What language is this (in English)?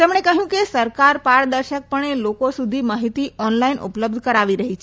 Gujarati